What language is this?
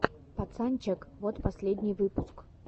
Russian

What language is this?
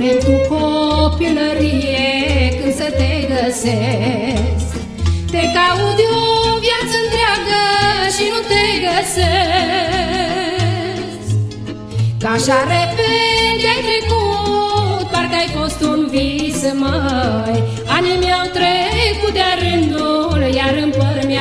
Romanian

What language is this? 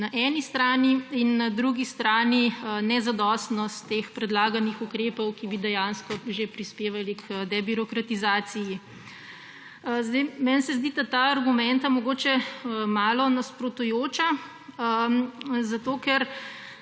Slovenian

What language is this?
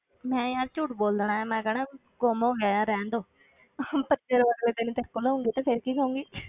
Punjabi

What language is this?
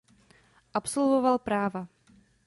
Czech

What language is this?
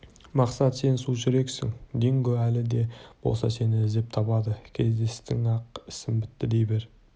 Kazakh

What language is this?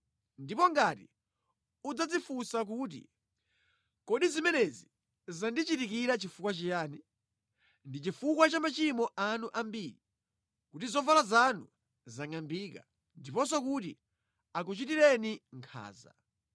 Nyanja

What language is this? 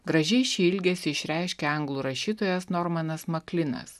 Lithuanian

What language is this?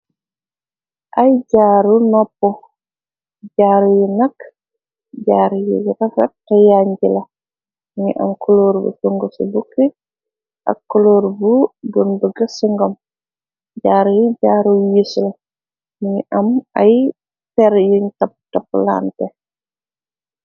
Wolof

